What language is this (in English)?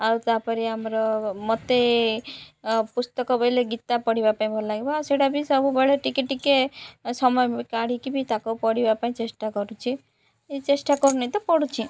Odia